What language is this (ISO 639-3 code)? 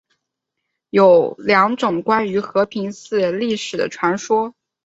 zho